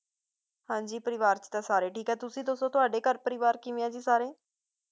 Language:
Punjabi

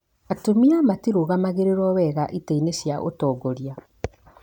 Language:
Kikuyu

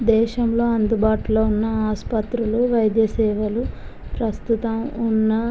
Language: Telugu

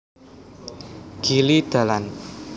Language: Javanese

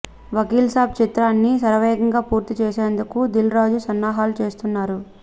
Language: Telugu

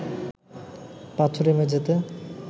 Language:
Bangla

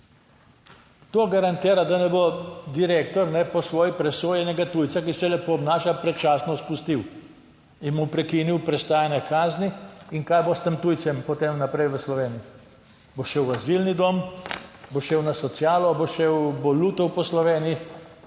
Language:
Slovenian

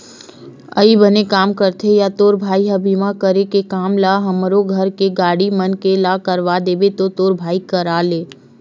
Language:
Chhattisgarhi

